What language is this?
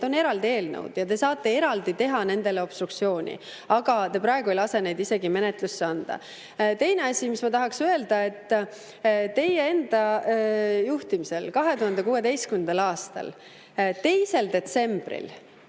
Estonian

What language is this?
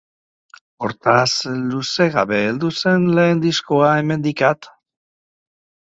Basque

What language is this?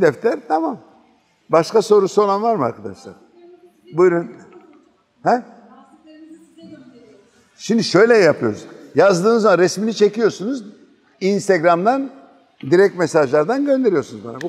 Turkish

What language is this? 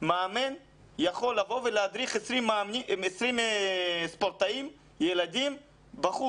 Hebrew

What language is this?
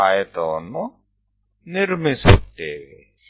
Kannada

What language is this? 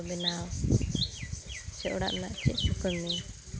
Santali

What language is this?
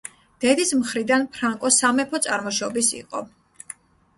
Georgian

